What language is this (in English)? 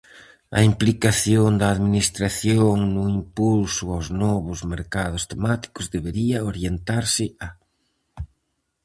Galician